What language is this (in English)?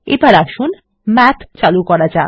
Bangla